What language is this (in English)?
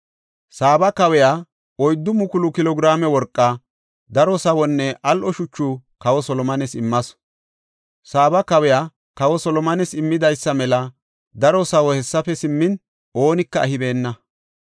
Gofa